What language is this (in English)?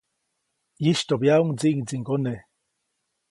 Copainalá Zoque